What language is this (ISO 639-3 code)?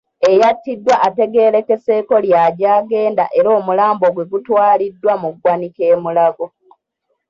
lug